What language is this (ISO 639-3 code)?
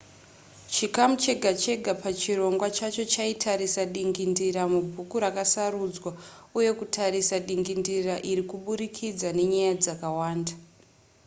sna